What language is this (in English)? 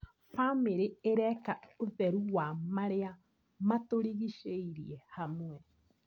Kikuyu